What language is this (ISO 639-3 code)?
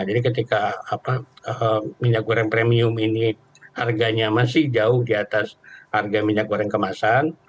ind